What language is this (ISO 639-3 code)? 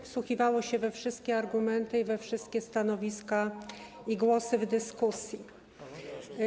pol